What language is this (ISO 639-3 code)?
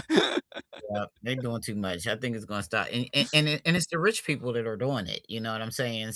eng